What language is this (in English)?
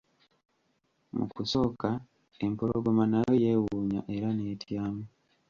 Ganda